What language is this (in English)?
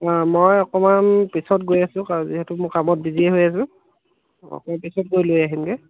Assamese